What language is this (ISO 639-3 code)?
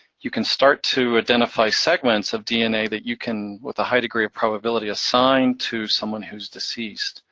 eng